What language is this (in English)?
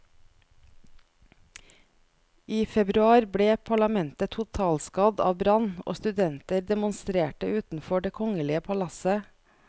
Norwegian